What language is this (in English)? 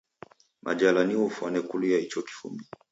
Taita